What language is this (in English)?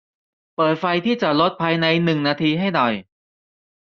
Thai